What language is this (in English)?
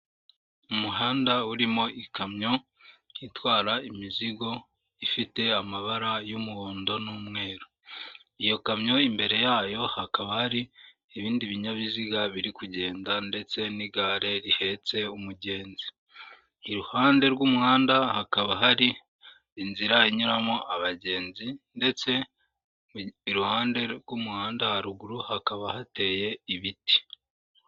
Kinyarwanda